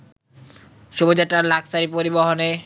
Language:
Bangla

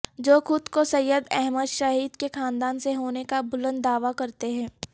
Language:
Urdu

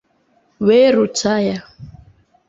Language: Igbo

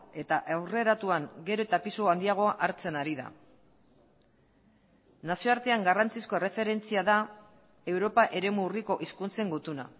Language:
Basque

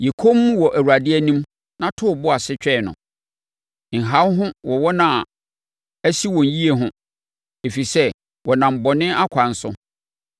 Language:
Akan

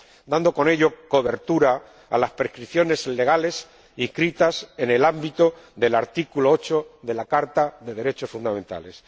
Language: Spanish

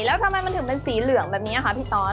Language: Thai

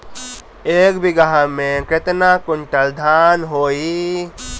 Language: Bhojpuri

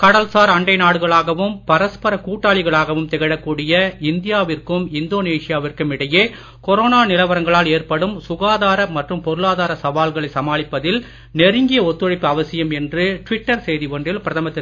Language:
Tamil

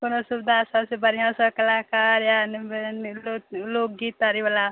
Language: Maithili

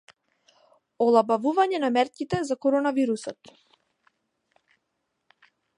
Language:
Macedonian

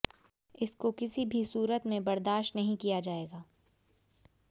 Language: Hindi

